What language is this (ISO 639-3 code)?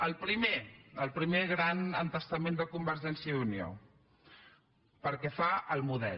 cat